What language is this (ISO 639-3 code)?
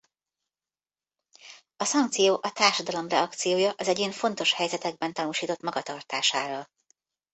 hun